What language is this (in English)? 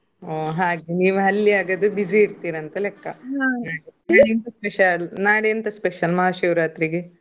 Kannada